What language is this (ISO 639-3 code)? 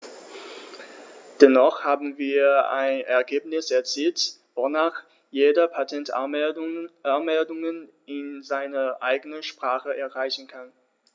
deu